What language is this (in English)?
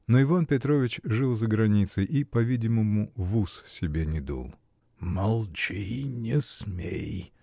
Russian